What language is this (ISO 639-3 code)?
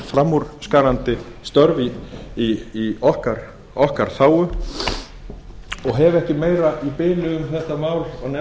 isl